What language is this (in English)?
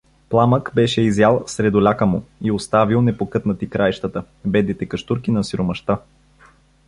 Bulgarian